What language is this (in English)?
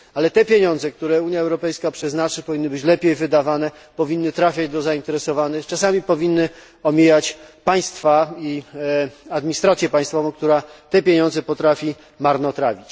Polish